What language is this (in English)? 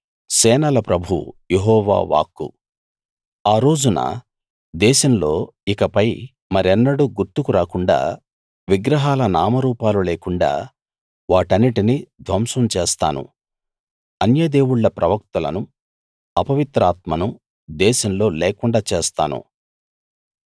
Telugu